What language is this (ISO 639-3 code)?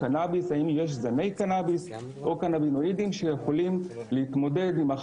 heb